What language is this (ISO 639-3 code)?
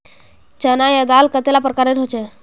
mag